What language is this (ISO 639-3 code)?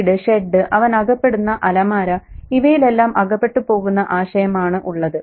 mal